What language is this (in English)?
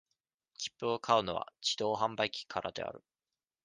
Japanese